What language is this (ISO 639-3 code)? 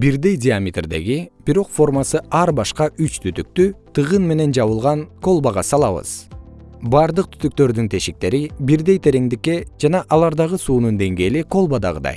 kir